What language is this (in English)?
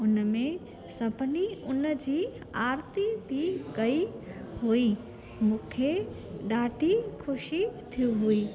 Sindhi